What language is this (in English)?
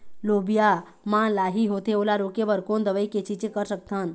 Chhattisgarhi